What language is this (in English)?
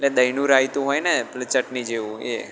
Gujarati